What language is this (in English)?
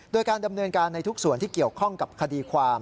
Thai